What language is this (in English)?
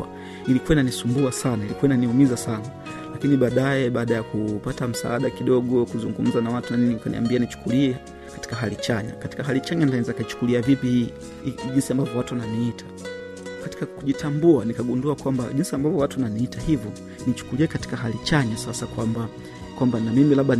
Swahili